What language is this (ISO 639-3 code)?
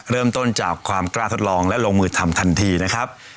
tha